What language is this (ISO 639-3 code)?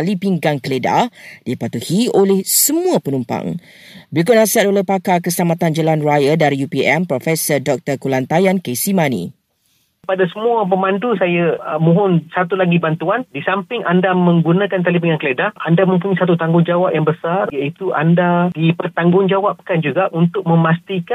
msa